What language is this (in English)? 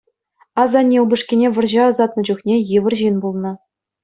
Chuvash